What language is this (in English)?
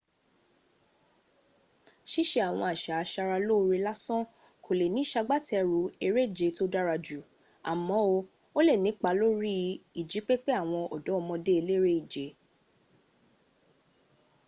Yoruba